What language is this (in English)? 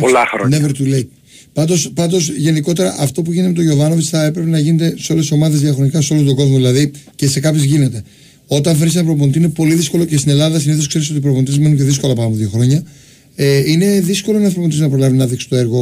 Greek